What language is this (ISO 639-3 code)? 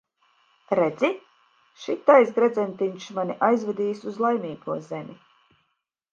lav